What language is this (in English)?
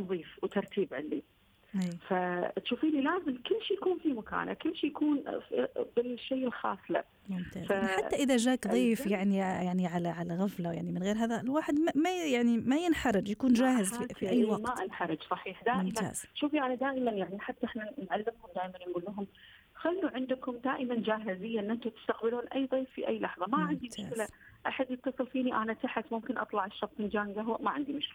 Arabic